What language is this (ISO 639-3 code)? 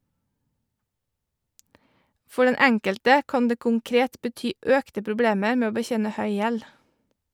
nor